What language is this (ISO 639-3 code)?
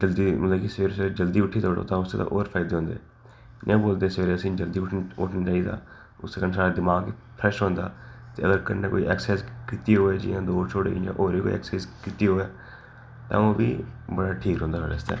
doi